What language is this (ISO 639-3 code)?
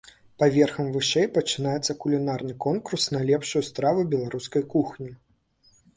bel